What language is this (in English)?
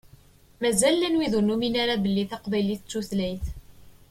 Kabyle